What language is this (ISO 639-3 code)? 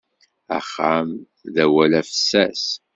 kab